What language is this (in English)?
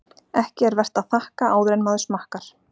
Icelandic